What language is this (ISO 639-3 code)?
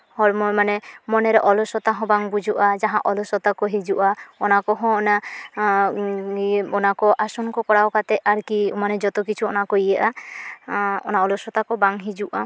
sat